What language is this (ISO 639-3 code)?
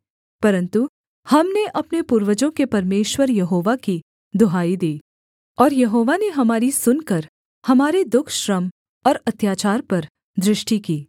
hin